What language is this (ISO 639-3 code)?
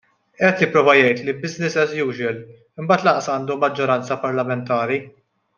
mlt